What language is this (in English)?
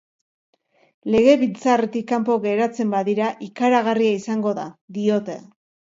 Basque